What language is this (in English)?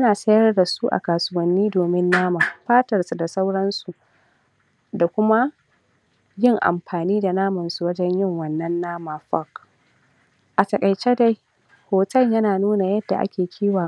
Hausa